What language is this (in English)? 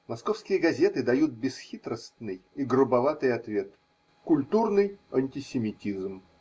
Russian